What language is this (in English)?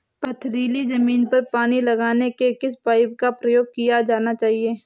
Hindi